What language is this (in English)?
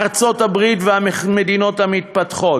Hebrew